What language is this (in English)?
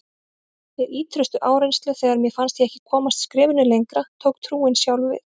Icelandic